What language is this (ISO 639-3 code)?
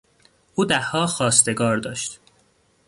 fas